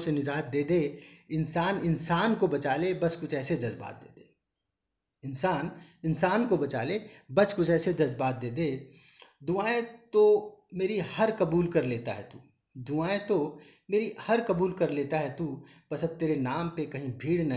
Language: Hindi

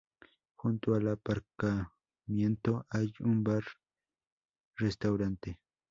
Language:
Spanish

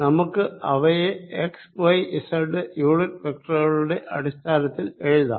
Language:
Malayalam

